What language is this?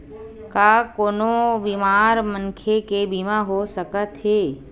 Chhattisgarhi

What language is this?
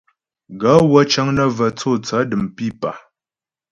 Ghomala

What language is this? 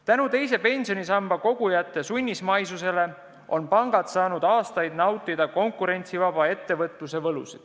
Estonian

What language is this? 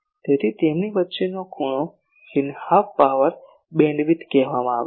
Gujarati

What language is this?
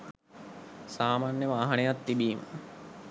Sinhala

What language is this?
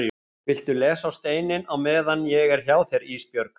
Icelandic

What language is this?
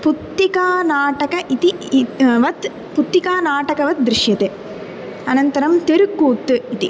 Sanskrit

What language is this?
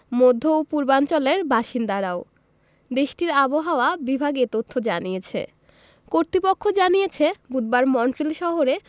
Bangla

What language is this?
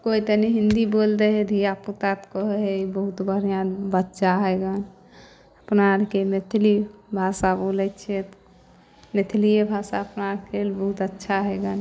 Maithili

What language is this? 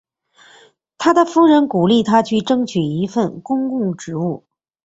Chinese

